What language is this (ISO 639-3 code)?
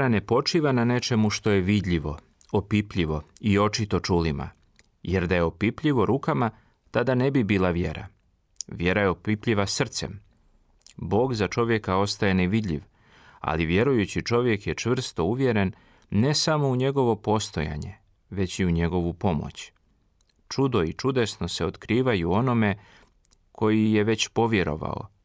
hrv